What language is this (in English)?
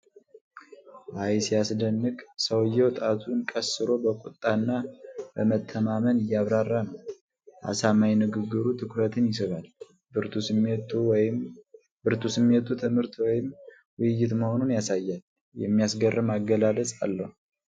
Amharic